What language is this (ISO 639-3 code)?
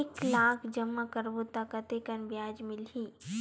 hne